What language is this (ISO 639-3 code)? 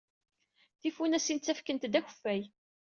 kab